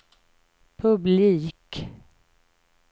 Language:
Swedish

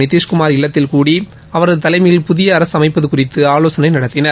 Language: Tamil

